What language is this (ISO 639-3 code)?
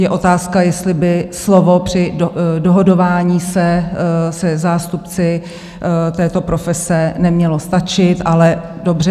ces